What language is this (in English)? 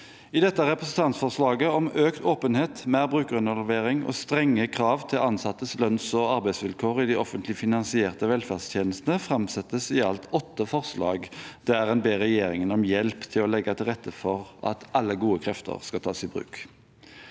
Norwegian